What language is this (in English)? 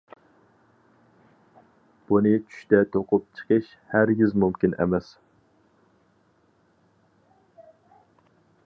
Uyghur